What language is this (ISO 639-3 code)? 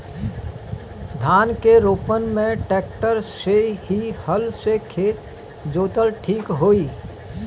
bho